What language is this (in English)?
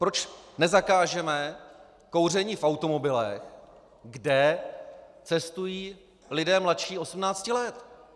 Czech